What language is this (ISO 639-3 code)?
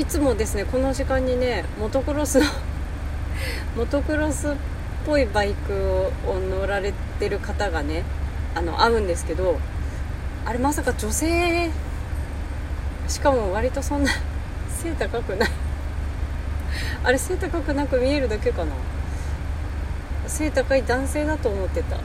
jpn